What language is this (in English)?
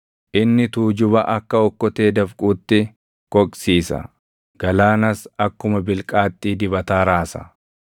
Oromo